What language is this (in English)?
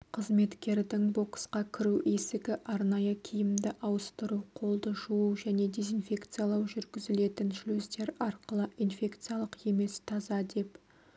Kazakh